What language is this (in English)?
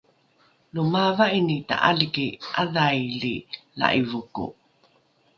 Rukai